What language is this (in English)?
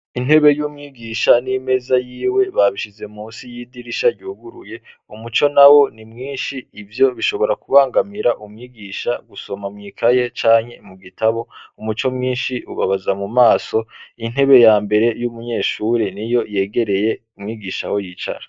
Rundi